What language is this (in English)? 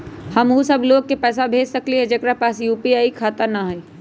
Magahi